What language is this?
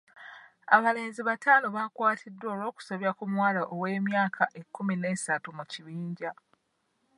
Ganda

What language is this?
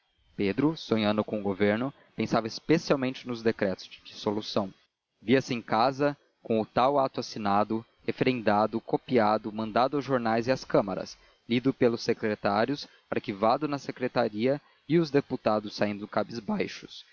Portuguese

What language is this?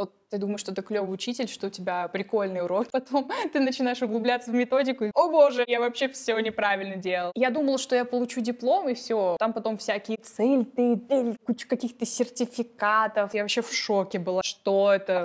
Russian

